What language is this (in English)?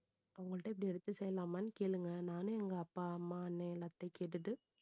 Tamil